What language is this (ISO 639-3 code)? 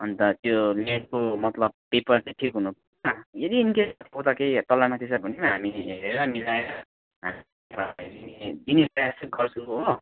nep